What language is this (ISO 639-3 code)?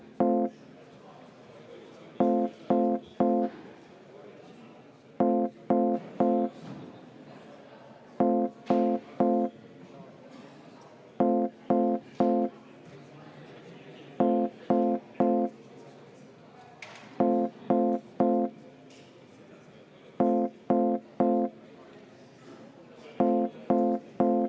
est